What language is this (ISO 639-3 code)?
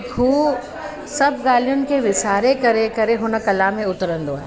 snd